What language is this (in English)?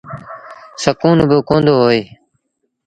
Sindhi Bhil